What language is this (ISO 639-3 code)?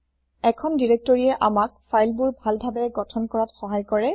asm